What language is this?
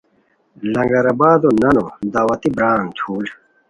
Khowar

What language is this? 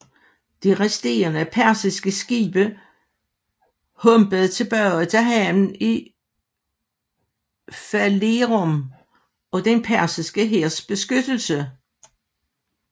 Danish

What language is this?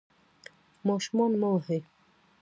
Pashto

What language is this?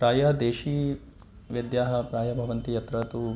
Sanskrit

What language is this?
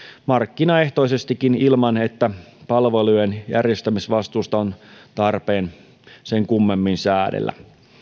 Finnish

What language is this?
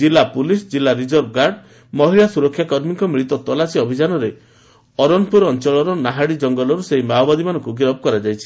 Odia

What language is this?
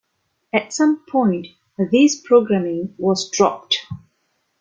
English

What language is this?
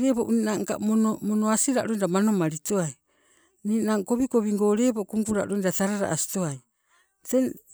Sibe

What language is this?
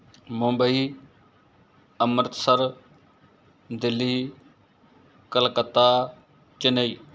Punjabi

